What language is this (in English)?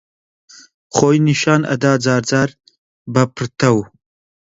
Central Kurdish